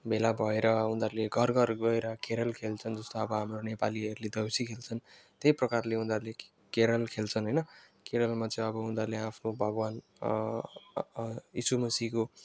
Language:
Nepali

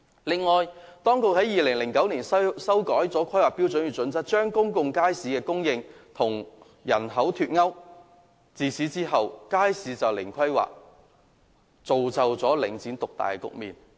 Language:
Cantonese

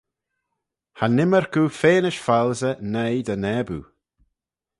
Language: Manx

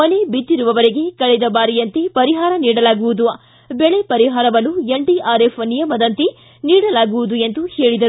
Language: Kannada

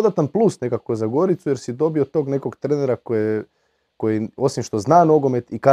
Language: Croatian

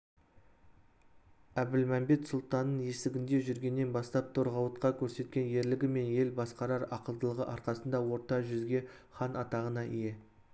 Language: Kazakh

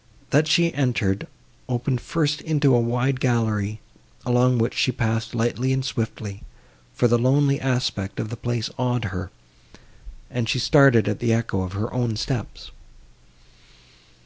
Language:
English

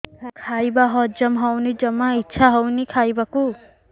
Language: Odia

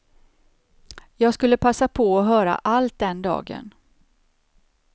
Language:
Swedish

